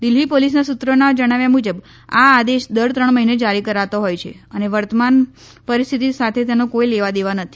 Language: Gujarati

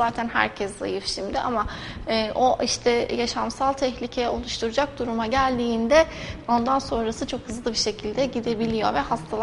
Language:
Turkish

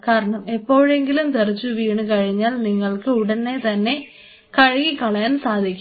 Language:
Malayalam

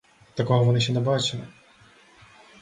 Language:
Ukrainian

